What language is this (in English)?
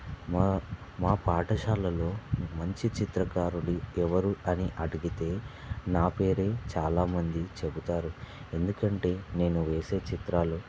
Telugu